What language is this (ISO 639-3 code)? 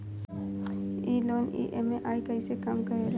bho